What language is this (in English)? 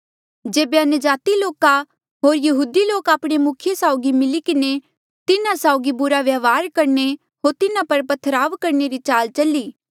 Mandeali